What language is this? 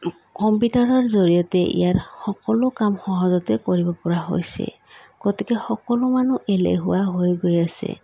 Assamese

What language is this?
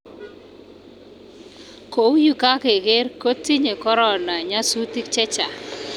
Kalenjin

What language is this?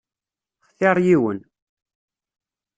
Kabyle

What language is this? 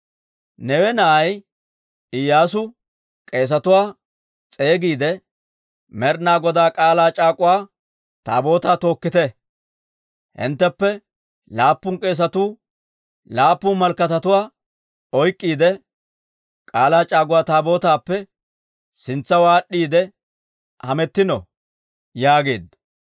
Dawro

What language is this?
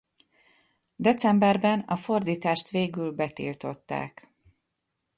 Hungarian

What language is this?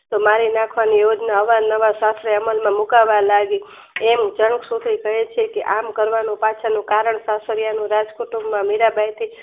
Gujarati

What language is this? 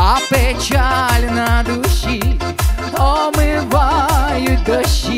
Ukrainian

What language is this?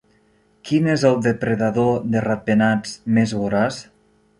Catalan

